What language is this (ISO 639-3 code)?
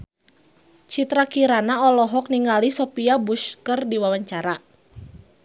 sun